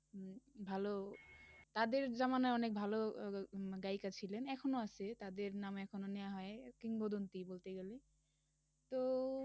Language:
Bangla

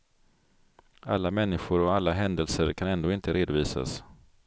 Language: Swedish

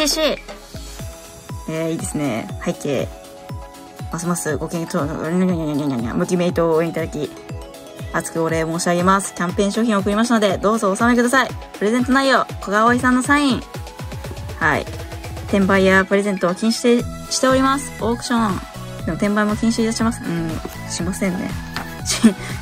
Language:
Japanese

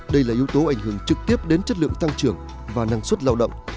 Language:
Vietnamese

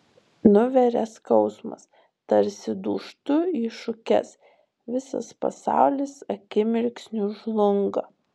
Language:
Lithuanian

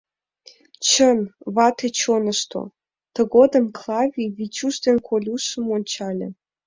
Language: Mari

